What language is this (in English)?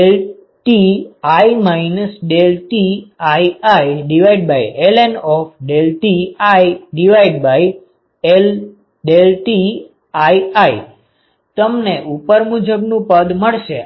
Gujarati